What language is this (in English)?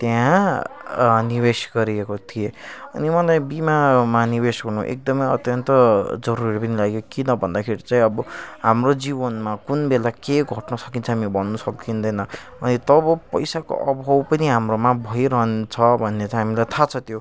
Nepali